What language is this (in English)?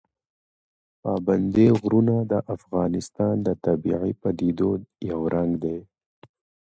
Pashto